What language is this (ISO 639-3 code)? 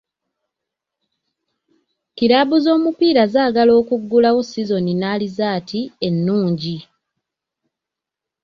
lug